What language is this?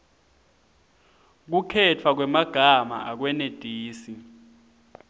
Swati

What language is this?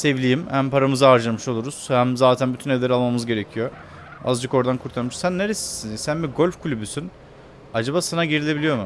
Turkish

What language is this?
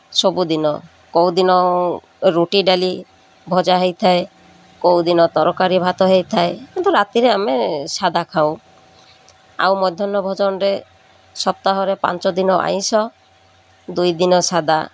Odia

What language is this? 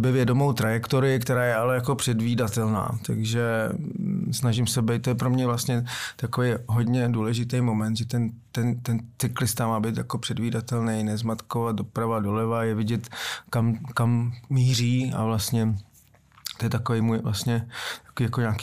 Czech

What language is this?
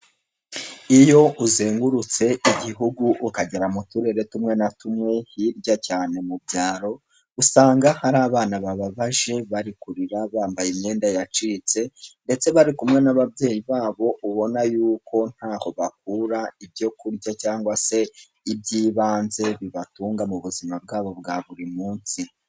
Kinyarwanda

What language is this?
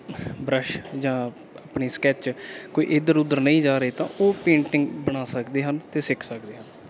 Punjabi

